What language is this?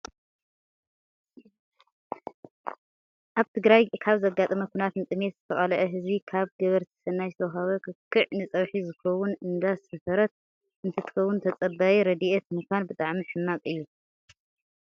Tigrinya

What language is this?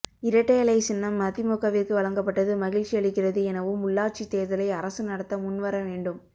Tamil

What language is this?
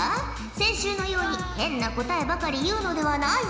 Japanese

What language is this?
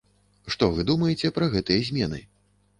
Belarusian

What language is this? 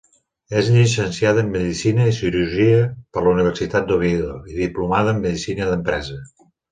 Catalan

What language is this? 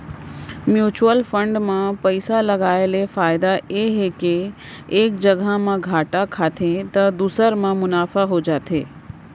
Chhattisgarhi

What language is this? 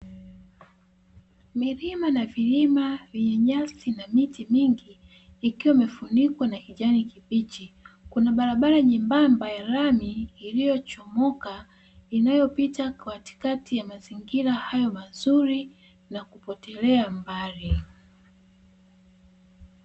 Swahili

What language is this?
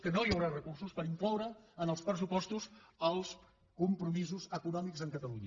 Catalan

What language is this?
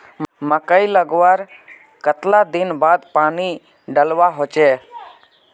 Magahi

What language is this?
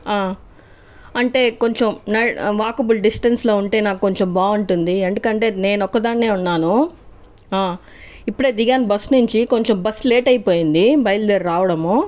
Telugu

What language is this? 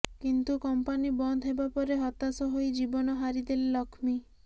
Odia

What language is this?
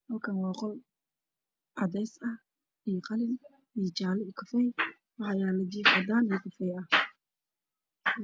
Somali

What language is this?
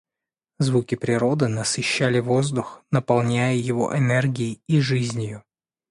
Russian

